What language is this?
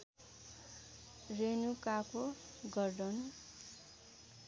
Nepali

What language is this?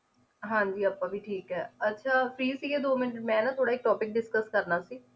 Punjabi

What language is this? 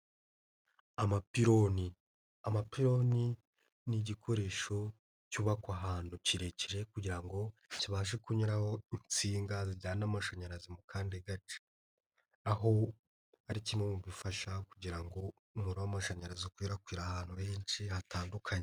Kinyarwanda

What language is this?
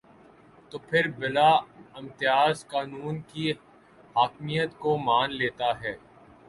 Urdu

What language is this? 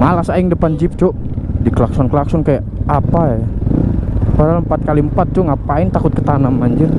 Indonesian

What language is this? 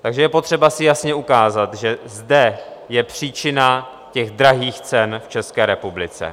Czech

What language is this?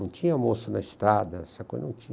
Portuguese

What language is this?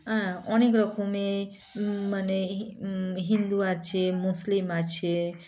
Bangla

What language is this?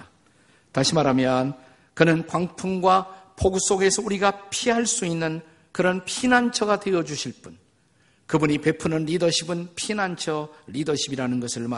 Korean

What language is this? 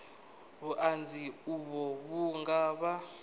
Venda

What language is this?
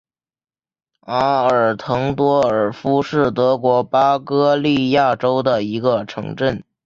Chinese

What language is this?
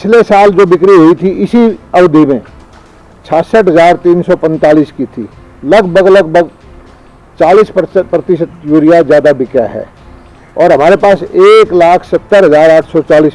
Hindi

